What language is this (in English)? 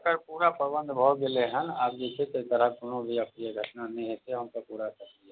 Maithili